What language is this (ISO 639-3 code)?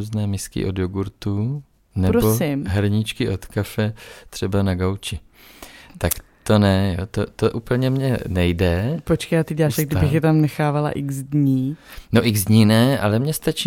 ces